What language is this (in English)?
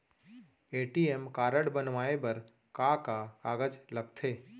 Chhattisgarhi